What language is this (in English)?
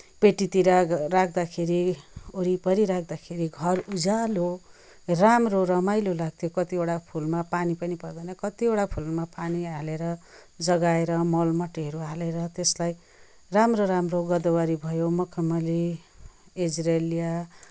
Nepali